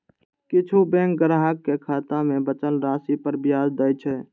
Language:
Maithili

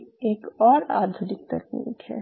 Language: Hindi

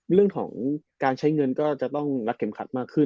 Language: Thai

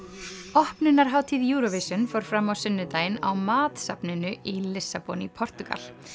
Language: Icelandic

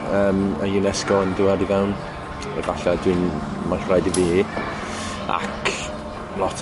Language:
Welsh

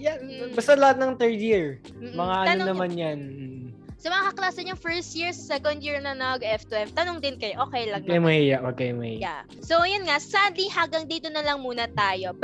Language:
Filipino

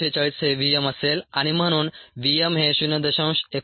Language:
Marathi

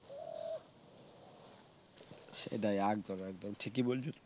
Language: Bangla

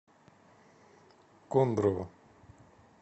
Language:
Russian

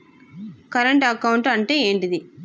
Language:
Telugu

